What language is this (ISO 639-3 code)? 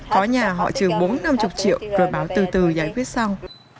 vie